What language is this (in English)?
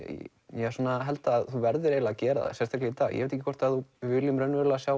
Icelandic